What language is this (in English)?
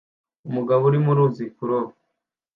Kinyarwanda